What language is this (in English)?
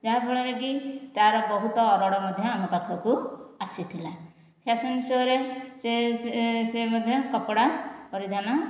Odia